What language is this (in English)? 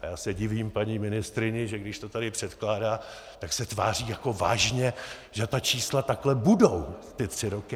Czech